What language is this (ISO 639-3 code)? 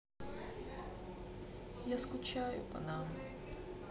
rus